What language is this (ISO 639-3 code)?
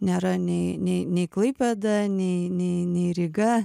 lit